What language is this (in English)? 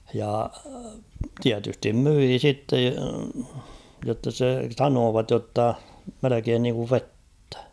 Finnish